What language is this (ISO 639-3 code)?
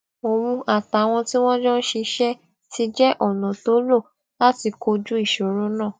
yor